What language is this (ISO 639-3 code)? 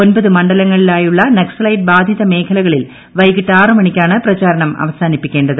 mal